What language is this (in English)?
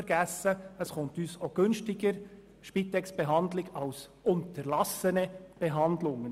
Swiss German